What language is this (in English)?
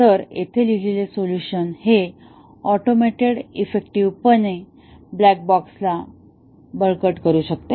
Marathi